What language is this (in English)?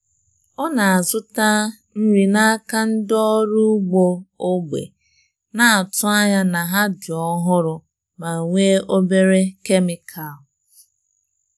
Igbo